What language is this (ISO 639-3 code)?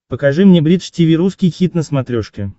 rus